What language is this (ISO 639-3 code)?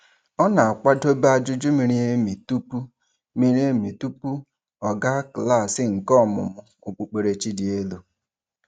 ibo